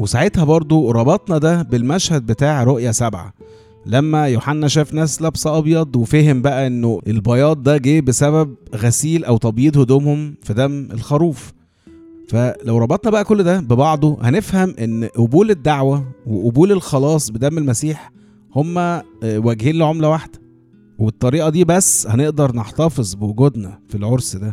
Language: Arabic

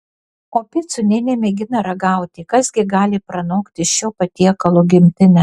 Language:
Lithuanian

